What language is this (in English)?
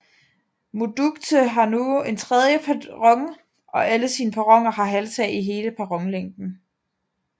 Danish